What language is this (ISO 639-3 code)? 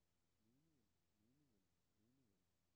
dan